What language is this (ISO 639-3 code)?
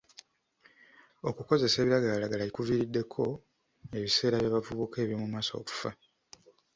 lug